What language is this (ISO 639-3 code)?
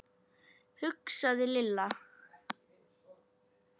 isl